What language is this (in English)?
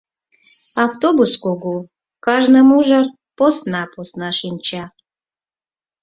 Mari